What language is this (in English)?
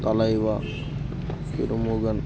Telugu